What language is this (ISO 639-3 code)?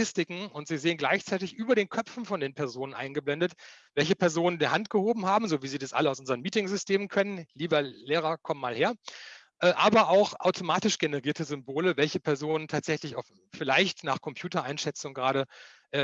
deu